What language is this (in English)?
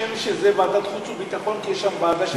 Hebrew